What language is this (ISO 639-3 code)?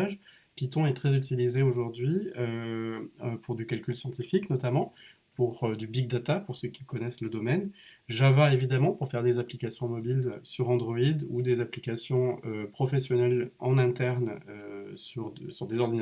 fra